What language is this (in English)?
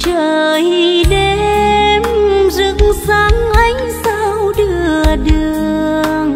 Vietnamese